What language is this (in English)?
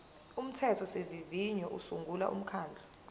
Zulu